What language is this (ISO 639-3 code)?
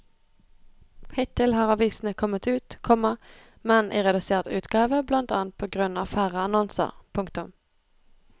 nor